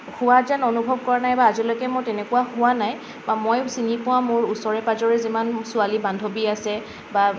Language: Assamese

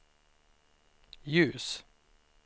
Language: Swedish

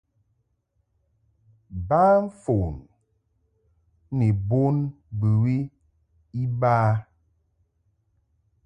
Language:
Mungaka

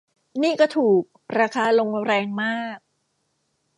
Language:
Thai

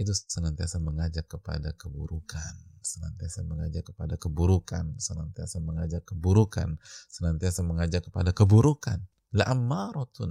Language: Indonesian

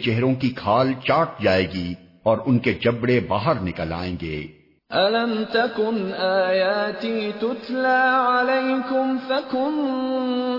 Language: Urdu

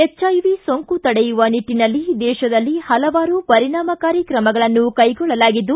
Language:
Kannada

